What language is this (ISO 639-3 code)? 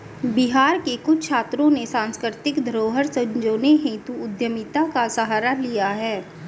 hin